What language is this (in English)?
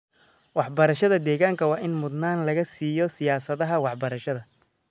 Somali